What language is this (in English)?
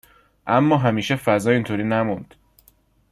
Persian